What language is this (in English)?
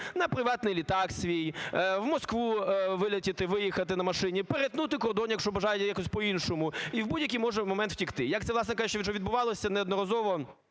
Ukrainian